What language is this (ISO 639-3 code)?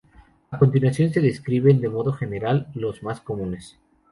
spa